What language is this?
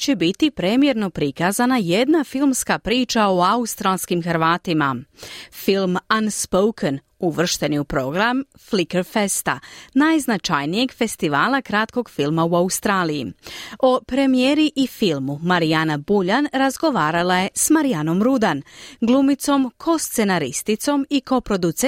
Croatian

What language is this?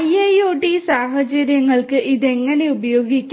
Malayalam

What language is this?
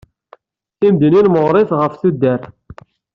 Kabyle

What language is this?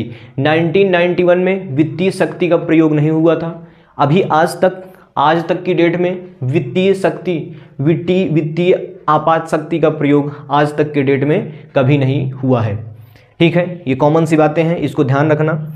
Hindi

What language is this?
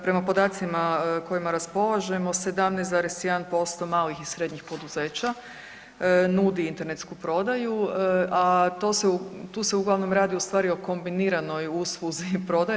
Croatian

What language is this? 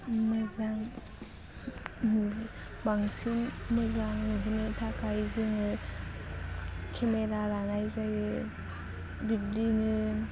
Bodo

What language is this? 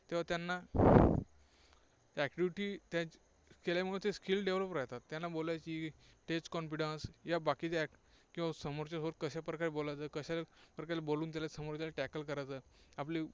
Marathi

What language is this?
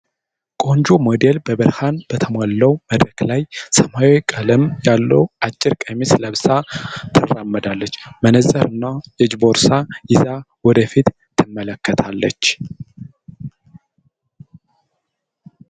Amharic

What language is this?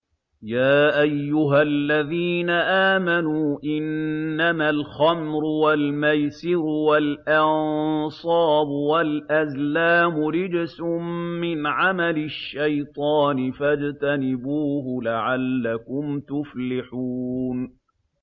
Arabic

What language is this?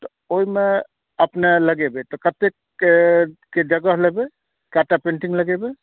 Maithili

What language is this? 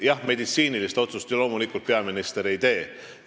Estonian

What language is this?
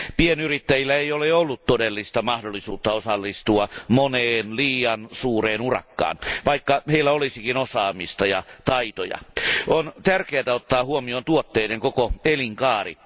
Finnish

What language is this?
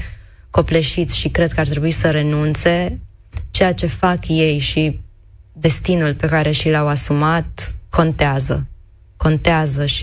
Romanian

